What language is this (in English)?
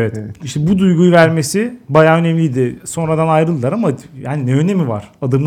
Turkish